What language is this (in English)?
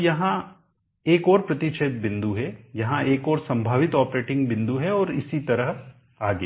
Hindi